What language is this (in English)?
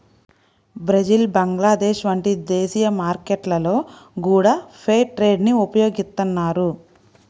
Telugu